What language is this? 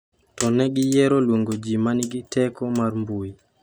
Luo (Kenya and Tanzania)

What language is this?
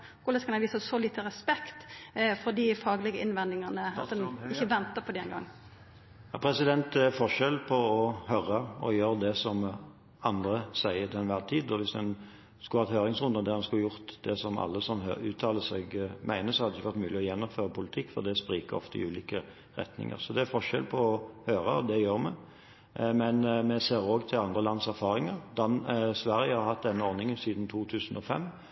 Norwegian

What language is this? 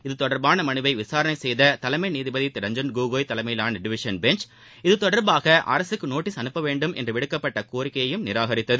Tamil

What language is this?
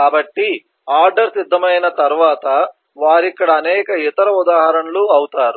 Telugu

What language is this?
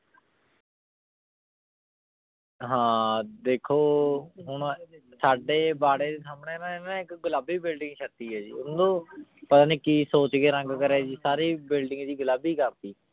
Punjabi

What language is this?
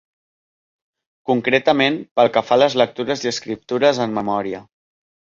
Catalan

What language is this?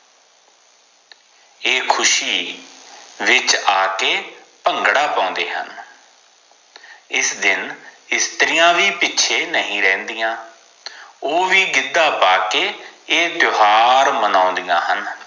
Punjabi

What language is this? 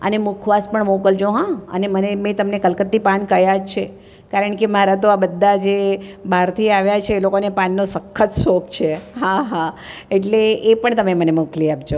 Gujarati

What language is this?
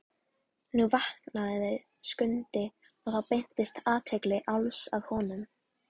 Icelandic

